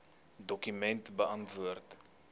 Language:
Afrikaans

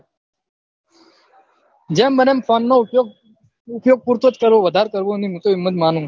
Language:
Gujarati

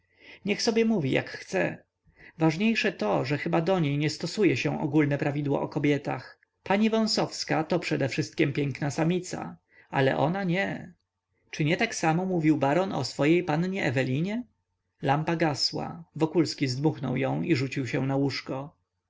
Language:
Polish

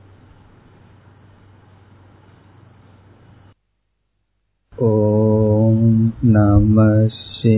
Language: Tamil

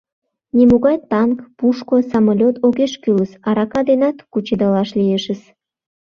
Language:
Mari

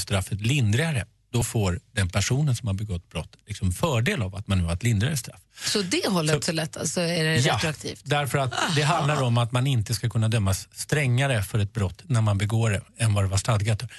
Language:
Swedish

